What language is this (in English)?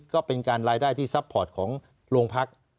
Thai